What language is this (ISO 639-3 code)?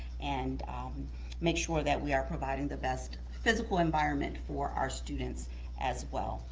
eng